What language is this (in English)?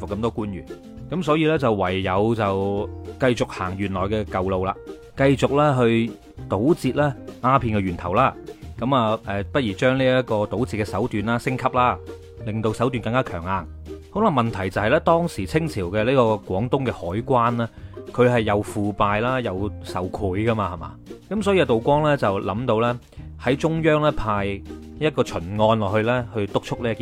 Chinese